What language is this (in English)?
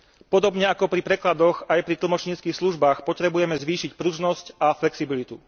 Slovak